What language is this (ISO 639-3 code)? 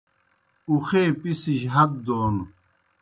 plk